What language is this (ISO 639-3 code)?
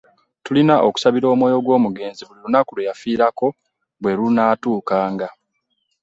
lug